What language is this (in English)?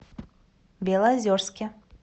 Russian